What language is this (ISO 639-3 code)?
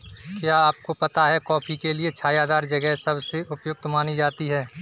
hin